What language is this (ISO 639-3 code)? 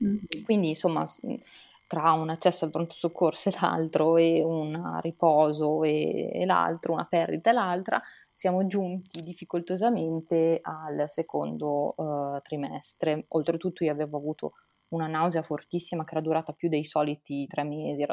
ita